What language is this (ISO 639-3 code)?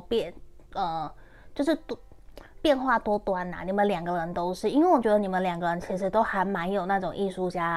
zho